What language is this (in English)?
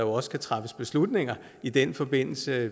Danish